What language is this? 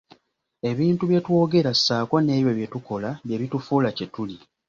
Ganda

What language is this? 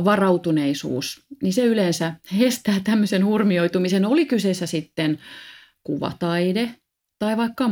Finnish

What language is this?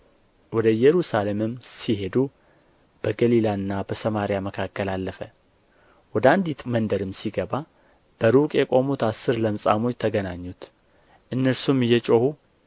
Amharic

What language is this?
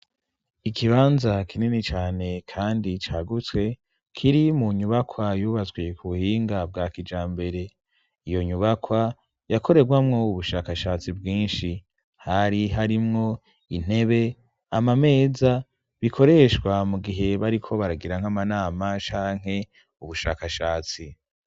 Rundi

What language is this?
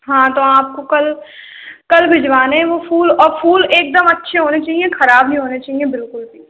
Hindi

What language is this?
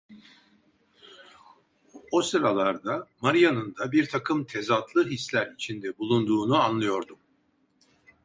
Turkish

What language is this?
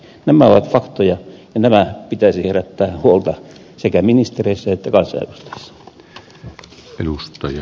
Finnish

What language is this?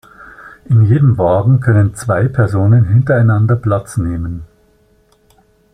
German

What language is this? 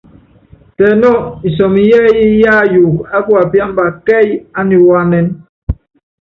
Yangben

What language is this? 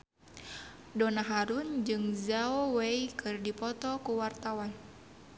Sundanese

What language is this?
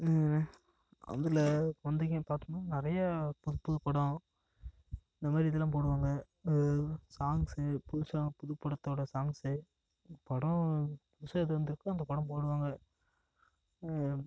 Tamil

